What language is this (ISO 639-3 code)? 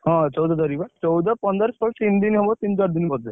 ori